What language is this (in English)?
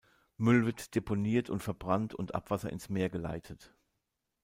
German